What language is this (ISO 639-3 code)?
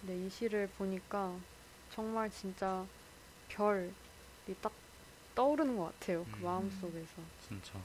kor